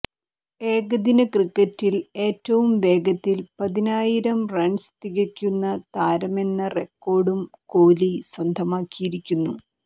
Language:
Malayalam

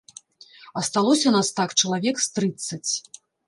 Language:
Belarusian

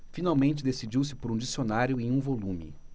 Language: Portuguese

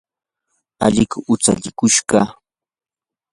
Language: Yanahuanca Pasco Quechua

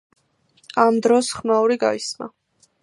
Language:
Georgian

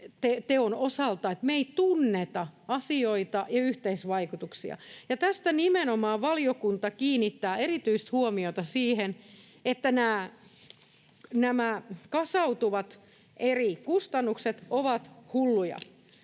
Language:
Finnish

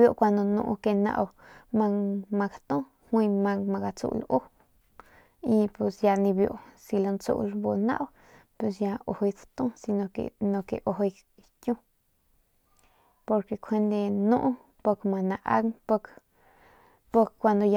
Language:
Northern Pame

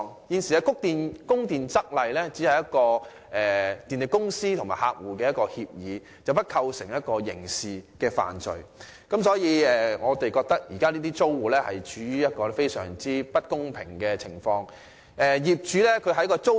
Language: Cantonese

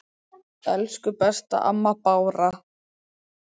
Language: Icelandic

